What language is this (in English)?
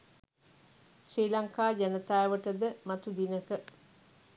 Sinhala